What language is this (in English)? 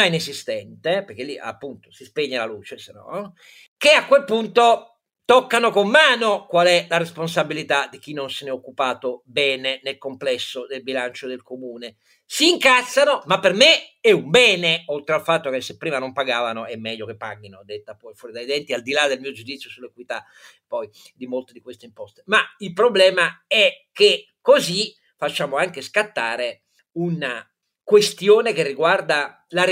Italian